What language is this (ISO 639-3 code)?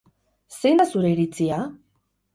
eus